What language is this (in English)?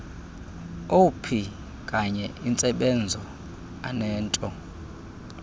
Xhosa